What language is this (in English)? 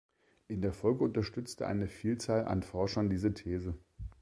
German